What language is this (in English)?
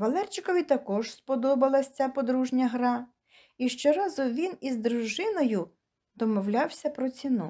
Ukrainian